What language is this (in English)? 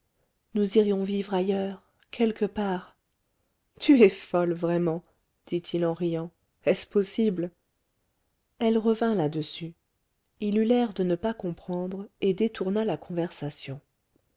French